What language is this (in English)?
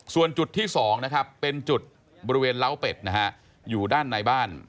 Thai